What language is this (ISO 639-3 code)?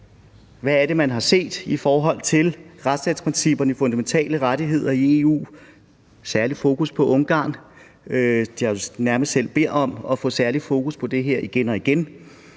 dan